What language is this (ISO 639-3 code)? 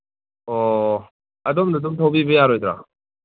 mni